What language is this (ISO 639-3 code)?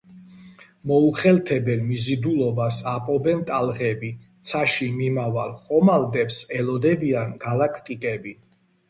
kat